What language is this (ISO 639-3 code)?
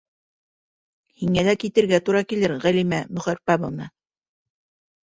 bak